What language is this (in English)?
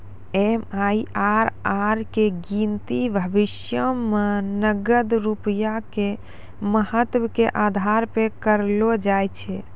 Maithili